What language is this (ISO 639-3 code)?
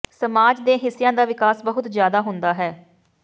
pan